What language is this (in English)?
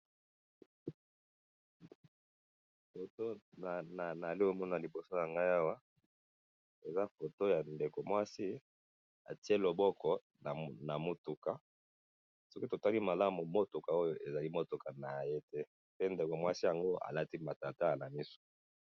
Lingala